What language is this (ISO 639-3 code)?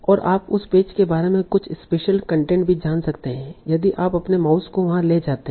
hin